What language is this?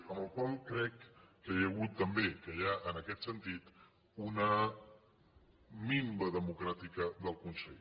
Catalan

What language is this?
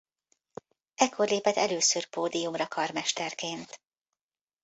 Hungarian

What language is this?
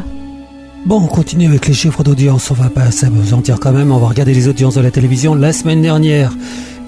French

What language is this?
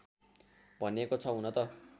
Nepali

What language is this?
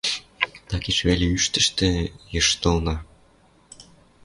Western Mari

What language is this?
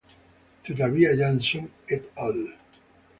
Italian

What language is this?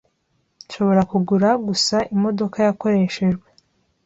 Kinyarwanda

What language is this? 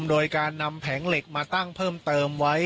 Thai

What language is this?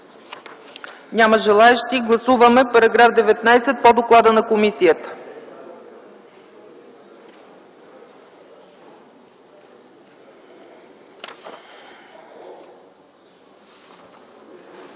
Bulgarian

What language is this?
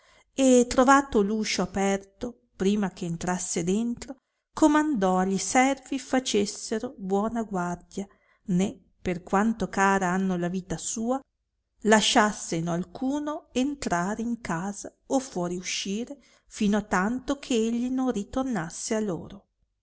Italian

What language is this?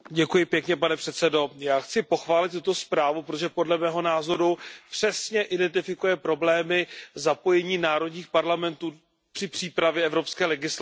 Czech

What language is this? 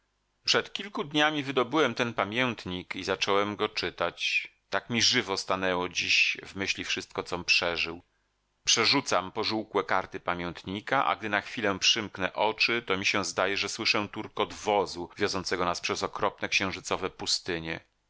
Polish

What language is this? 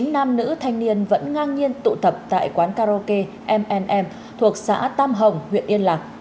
Vietnamese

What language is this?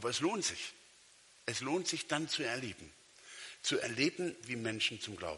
German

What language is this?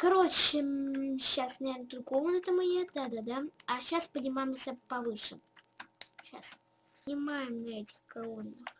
Russian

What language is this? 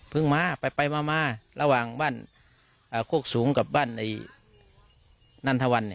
Thai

